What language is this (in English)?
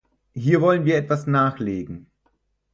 German